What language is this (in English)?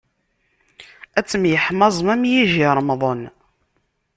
Kabyle